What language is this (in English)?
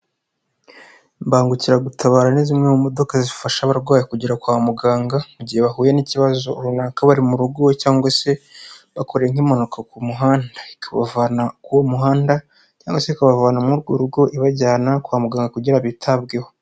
Kinyarwanda